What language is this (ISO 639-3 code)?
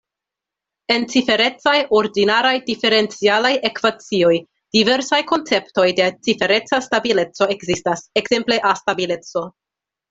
epo